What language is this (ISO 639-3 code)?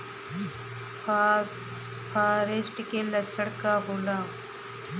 bho